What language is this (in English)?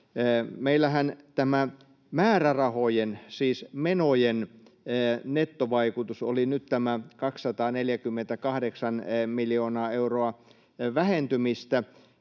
Finnish